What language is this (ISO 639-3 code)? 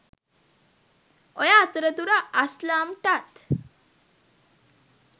sin